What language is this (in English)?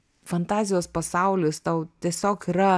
Lithuanian